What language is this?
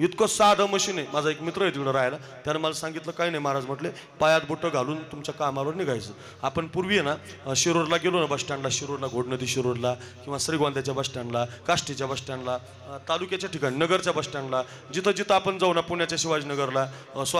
Arabic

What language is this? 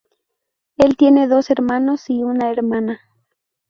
Spanish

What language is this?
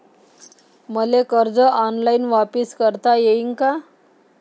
Marathi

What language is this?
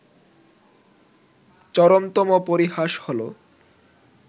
Bangla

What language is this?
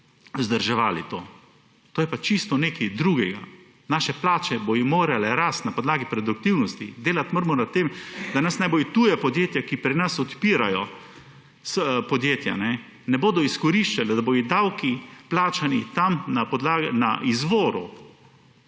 Slovenian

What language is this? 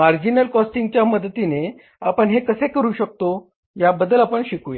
Marathi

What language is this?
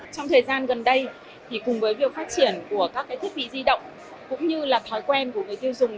Vietnamese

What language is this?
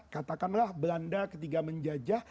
Indonesian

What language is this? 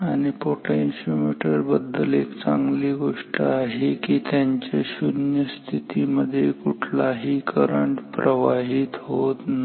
Marathi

